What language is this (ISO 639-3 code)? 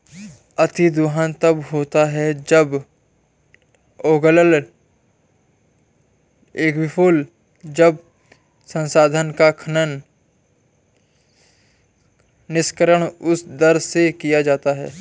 hin